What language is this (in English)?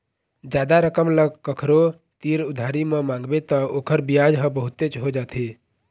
Chhattisgarhi